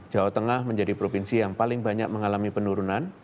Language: Indonesian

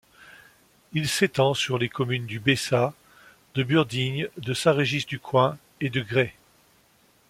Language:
French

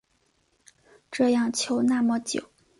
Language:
Chinese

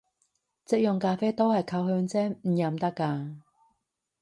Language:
Cantonese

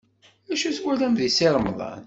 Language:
Kabyle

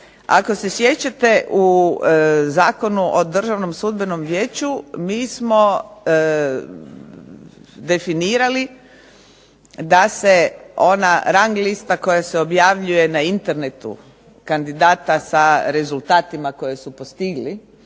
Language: Croatian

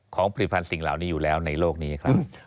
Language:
Thai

